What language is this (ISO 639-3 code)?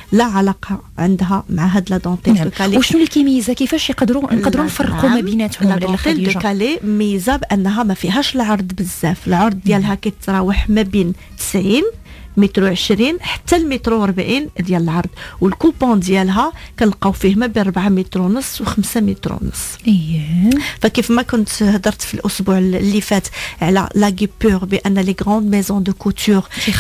ara